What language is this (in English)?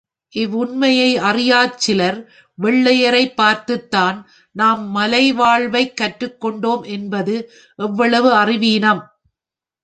Tamil